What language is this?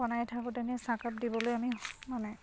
Assamese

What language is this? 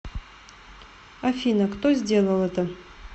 Russian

